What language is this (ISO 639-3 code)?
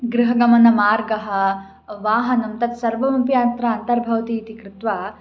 san